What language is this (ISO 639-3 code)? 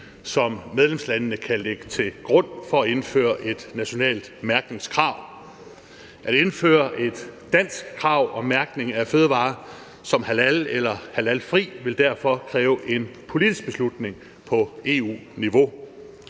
dan